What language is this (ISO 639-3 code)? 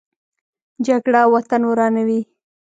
pus